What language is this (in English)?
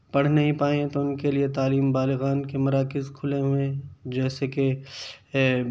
Urdu